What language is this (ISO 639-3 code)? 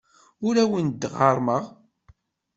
kab